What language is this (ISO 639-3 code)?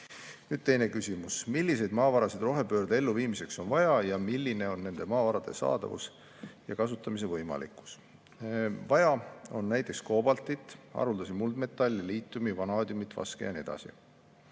est